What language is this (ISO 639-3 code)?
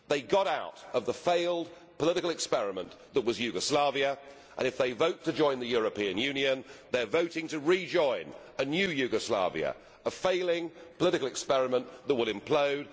eng